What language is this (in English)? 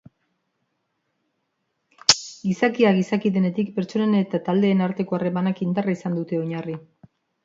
Basque